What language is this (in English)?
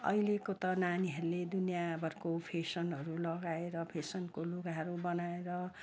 Nepali